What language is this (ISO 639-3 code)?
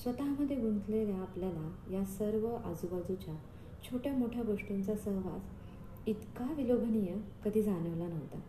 mar